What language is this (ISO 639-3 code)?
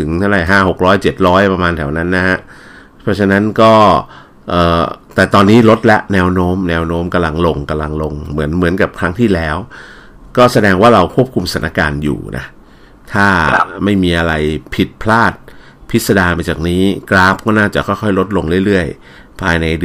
tha